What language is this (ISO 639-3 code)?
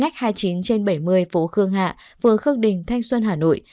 vie